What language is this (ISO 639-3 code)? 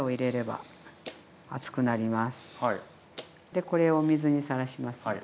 jpn